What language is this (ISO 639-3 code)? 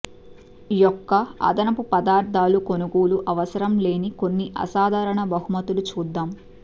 tel